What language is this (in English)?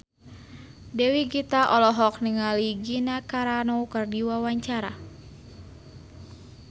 Sundanese